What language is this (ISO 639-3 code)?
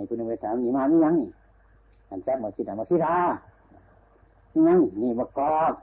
tha